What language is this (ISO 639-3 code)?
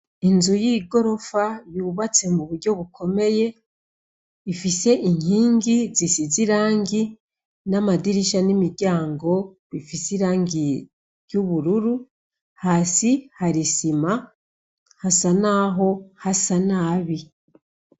run